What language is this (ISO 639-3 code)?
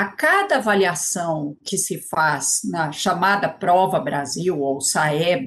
por